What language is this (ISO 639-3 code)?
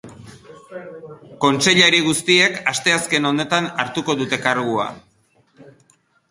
eus